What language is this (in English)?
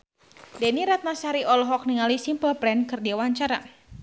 Sundanese